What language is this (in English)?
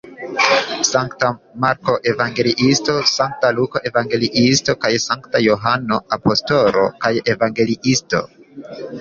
Esperanto